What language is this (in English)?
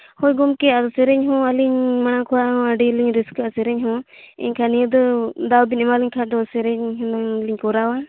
Santali